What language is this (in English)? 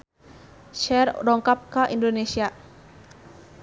Sundanese